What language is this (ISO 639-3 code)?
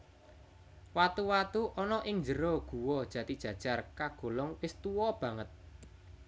jav